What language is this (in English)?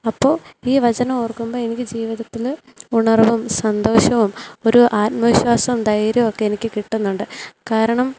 Malayalam